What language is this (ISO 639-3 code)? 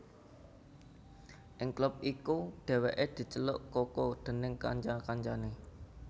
jav